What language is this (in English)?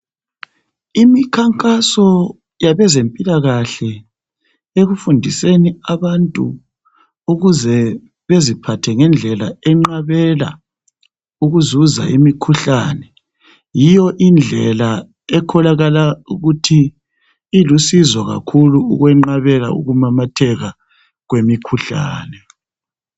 North Ndebele